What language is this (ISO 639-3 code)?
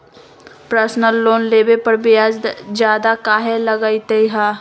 mag